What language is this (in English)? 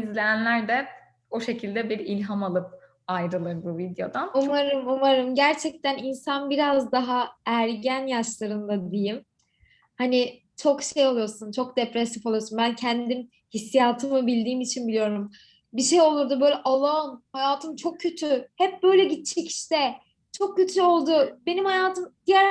Turkish